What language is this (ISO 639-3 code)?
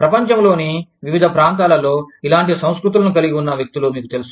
tel